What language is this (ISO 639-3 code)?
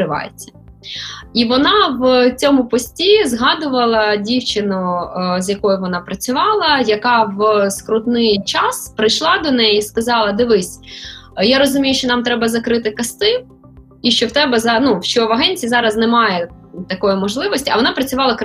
ukr